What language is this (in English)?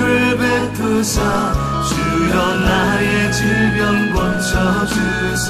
Korean